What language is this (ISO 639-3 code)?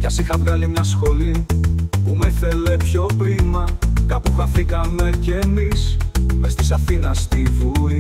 ell